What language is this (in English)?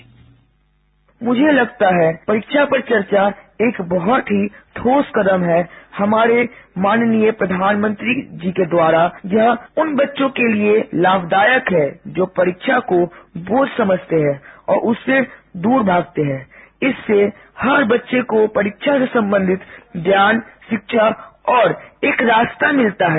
Hindi